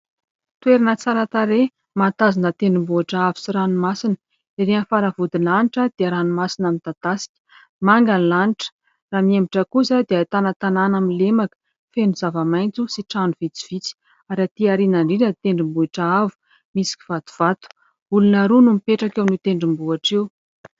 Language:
Malagasy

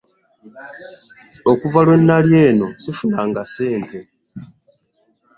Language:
Ganda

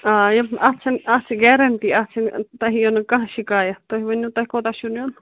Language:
Kashmiri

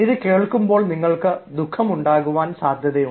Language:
Malayalam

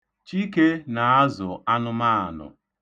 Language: Igbo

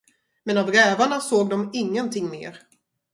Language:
Swedish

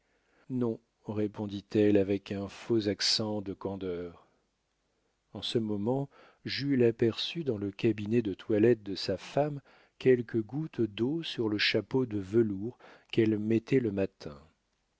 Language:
French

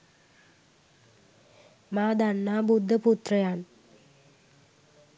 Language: Sinhala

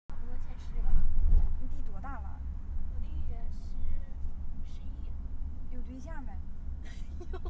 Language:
Chinese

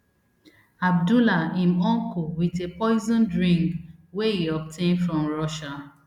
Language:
Nigerian Pidgin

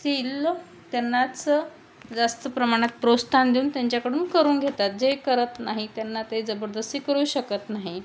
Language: Marathi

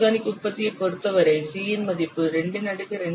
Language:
Tamil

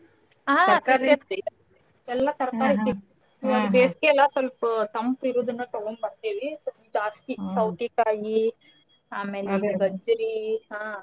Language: Kannada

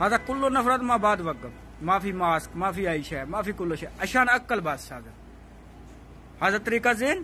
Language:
Indonesian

